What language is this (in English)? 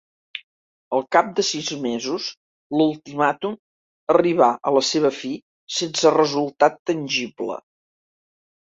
Catalan